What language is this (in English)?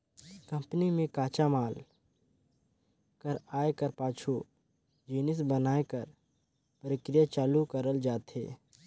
Chhattisgarhi